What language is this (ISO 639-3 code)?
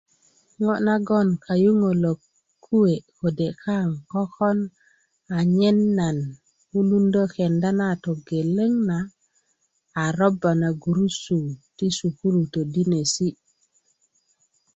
ukv